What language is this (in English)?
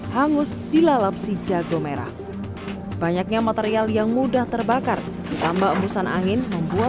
Indonesian